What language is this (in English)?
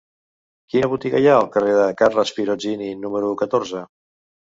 Catalan